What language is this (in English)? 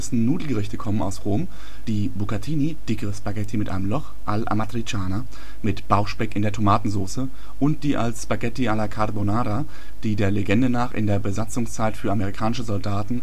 German